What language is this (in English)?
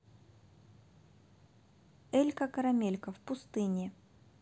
Russian